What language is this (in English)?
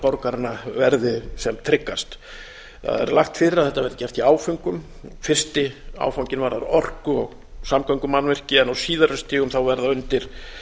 Icelandic